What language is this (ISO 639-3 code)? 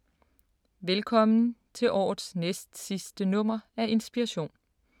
dan